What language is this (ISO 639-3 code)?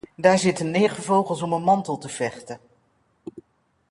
nld